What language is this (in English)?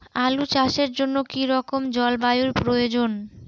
Bangla